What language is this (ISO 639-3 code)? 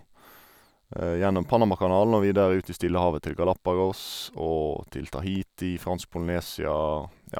nor